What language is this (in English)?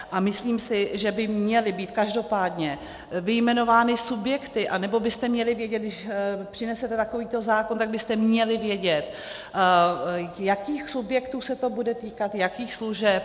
Czech